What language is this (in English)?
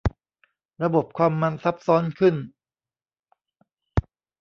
Thai